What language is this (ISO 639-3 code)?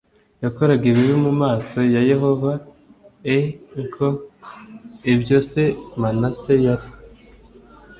kin